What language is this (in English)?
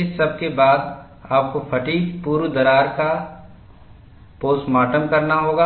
Hindi